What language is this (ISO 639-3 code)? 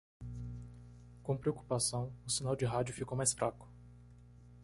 por